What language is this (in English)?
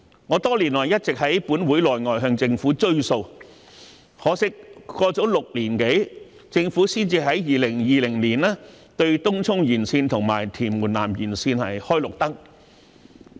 Cantonese